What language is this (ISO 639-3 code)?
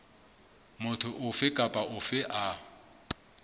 sot